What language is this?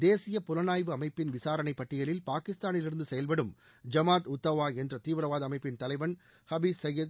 Tamil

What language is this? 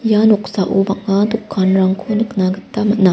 Garo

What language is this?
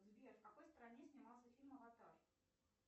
Russian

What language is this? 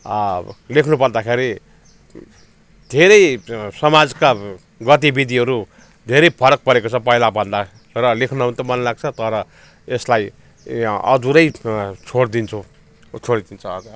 Nepali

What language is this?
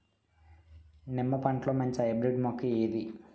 Telugu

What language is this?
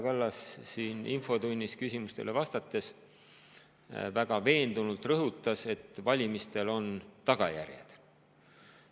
Estonian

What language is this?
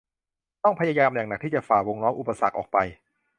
Thai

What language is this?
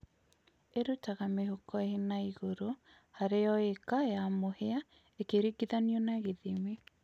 Kikuyu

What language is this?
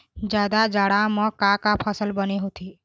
Chhattisgarhi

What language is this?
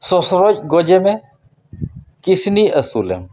Santali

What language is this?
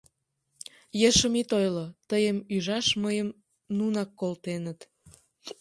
Mari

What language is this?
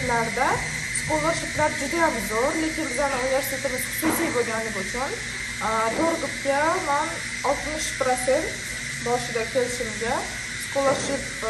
Turkish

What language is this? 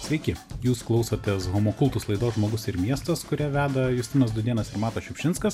Lithuanian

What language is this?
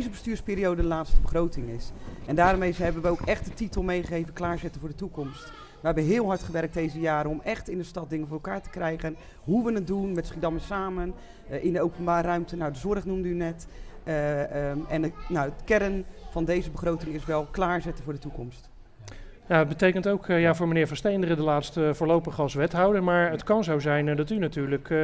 Dutch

